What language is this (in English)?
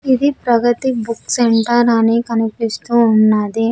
Telugu